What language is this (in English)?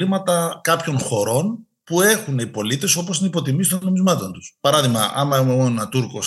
Greek